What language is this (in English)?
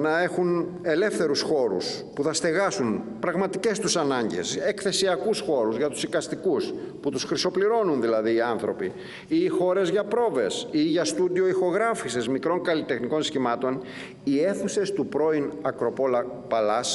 Greek